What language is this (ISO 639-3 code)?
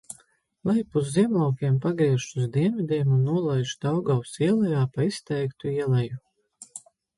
lav